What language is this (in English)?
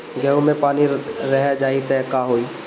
Bhojpuri